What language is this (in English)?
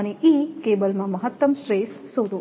Gujarati